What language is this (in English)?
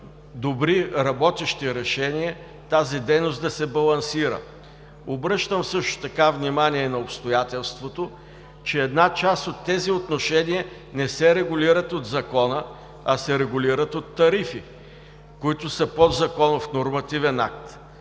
Bulgarian